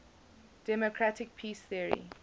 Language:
English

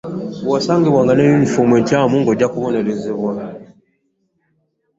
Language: Ganda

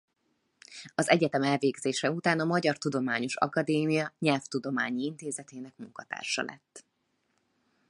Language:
Hungarian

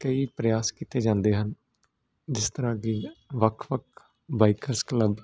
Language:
Punjabi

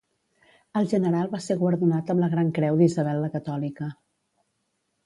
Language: Catalan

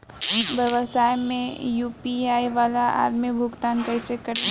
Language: Bhojpuri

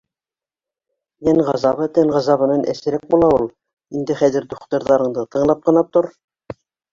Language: Bashkir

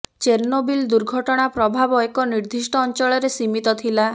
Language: Odia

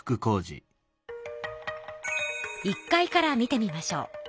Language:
Japanese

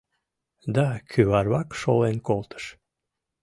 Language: Mari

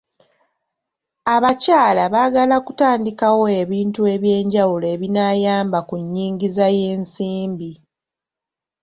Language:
Ganda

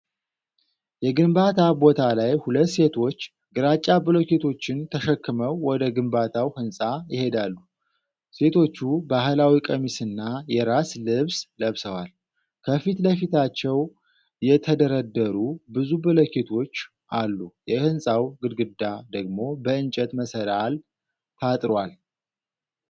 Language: Amharic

